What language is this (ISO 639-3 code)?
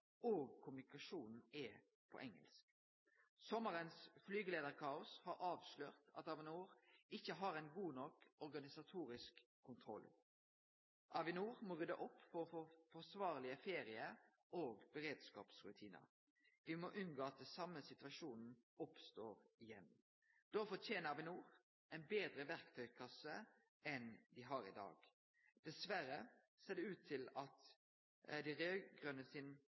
nno